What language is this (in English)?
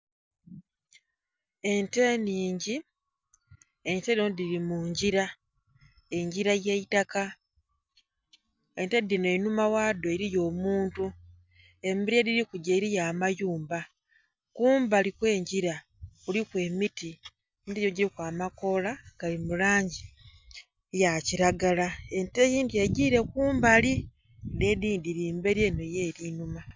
Soga